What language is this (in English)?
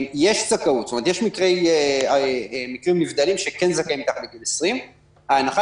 Hebrew